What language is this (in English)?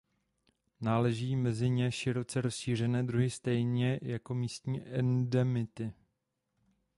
Czech